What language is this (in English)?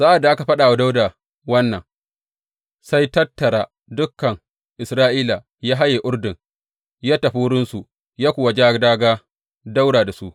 Hausa